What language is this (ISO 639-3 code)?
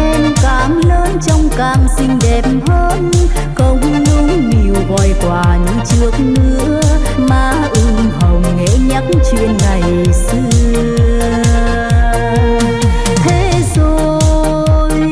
vie